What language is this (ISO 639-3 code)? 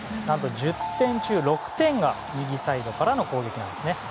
jpn